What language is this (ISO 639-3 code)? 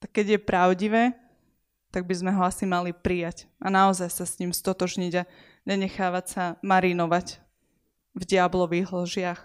slk